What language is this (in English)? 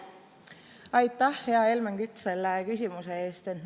Estonian